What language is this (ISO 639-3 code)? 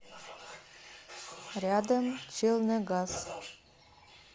rus